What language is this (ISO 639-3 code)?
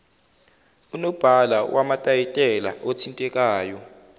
zul